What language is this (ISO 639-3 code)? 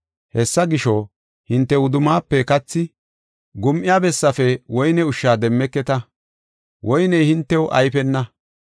gof